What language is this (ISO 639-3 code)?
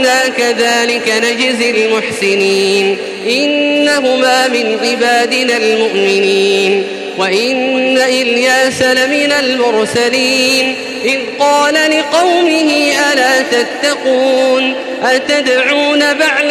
ara